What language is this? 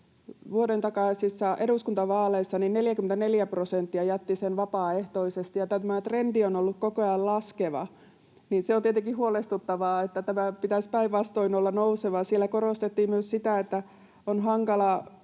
Finnish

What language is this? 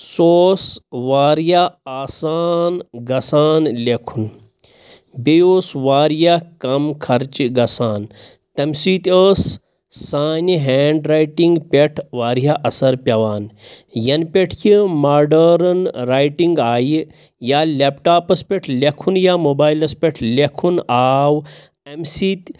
Kashmiri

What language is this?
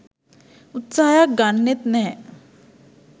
Sinhala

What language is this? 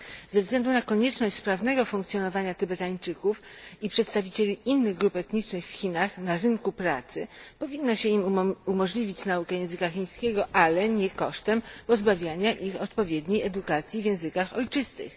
Polish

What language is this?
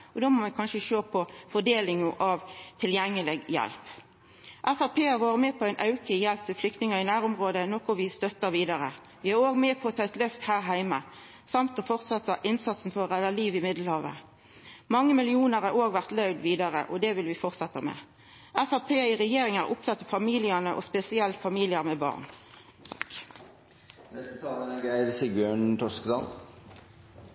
Norwegian Nynorsk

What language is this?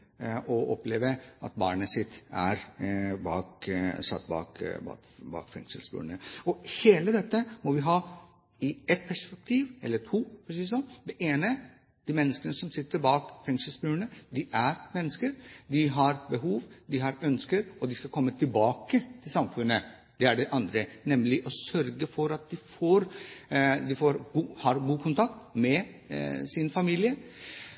Norwegian Bokmål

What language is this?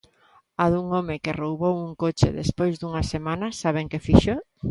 Galician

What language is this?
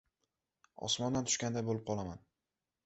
Uzbek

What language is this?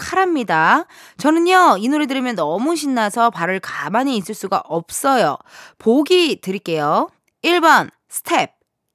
Korean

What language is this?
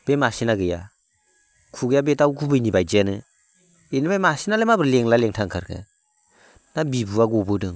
Bodo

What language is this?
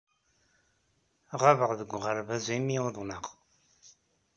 Kabyle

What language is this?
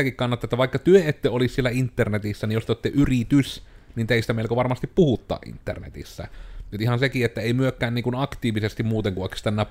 Finnish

